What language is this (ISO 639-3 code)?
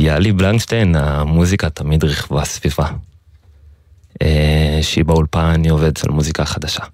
heb